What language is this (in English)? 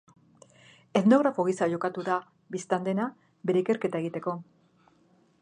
Basque